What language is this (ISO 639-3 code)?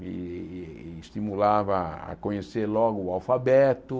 por